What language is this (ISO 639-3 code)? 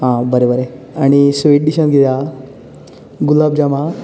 kok